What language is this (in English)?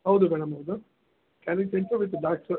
Kannada